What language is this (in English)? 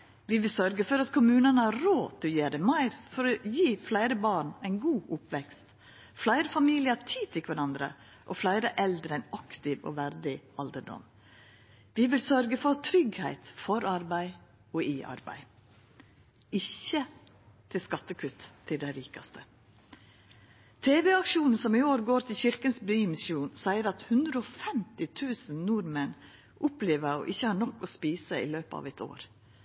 Norwegian Nynorsk